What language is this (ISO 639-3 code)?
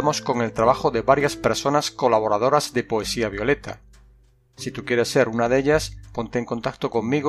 spa